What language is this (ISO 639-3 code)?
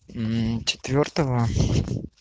rus